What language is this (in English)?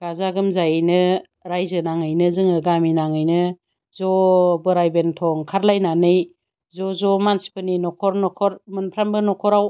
Bodo